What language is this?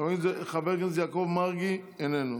Hebrew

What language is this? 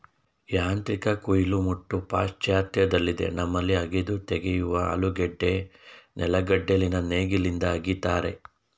Kannada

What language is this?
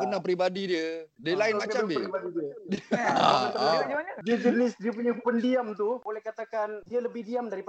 Malay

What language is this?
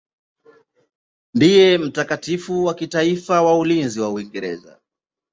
Swahili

